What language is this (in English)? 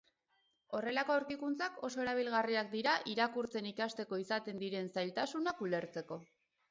Basque